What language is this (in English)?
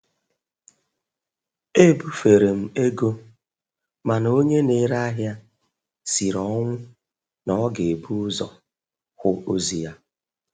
Igbo